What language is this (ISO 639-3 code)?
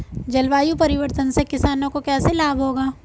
hin